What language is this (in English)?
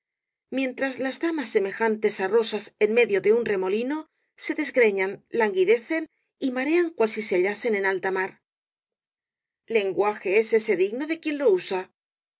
Spanish